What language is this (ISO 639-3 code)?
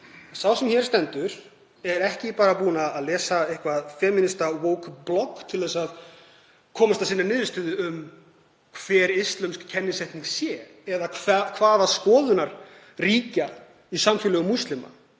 isl